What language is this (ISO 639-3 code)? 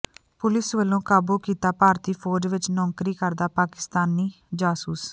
pan